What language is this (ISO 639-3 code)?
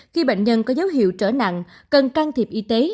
vie